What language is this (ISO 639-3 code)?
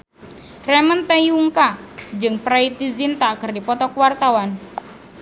sun